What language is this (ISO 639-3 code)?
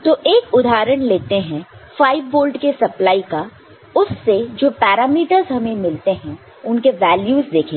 hin